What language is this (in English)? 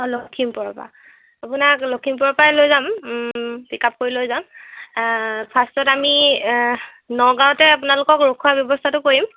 Assamese